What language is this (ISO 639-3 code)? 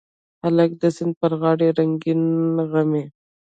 pus